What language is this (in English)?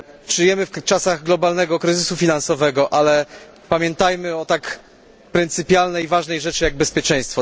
Polish